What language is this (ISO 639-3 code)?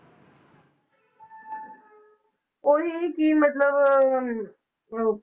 pan